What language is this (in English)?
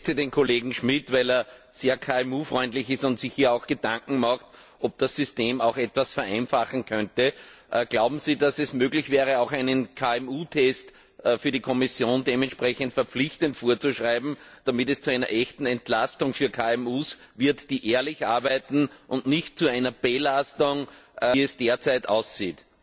German